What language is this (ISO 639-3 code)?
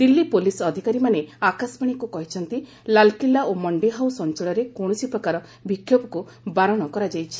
ori